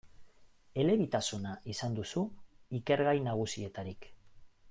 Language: Basque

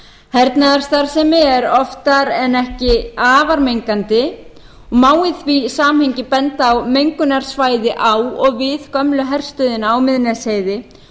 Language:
Icelandic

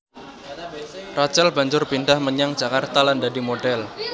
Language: Javanese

